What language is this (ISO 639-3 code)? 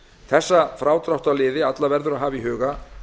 isl